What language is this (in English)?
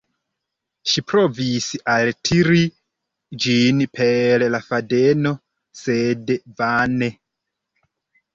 Esperanto